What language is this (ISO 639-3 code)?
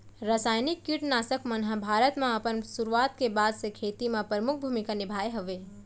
hne